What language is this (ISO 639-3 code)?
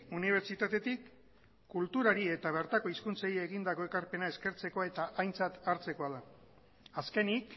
eus